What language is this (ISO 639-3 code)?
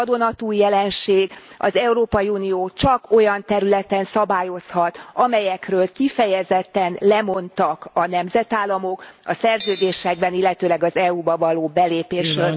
hun